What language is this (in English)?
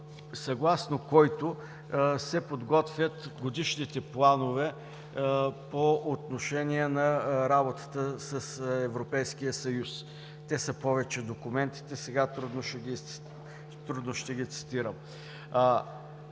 Bulgarian